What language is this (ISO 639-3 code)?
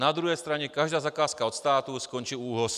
ces